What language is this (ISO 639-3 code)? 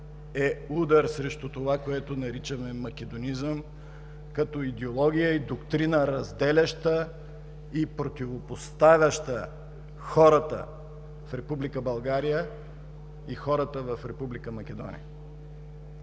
bul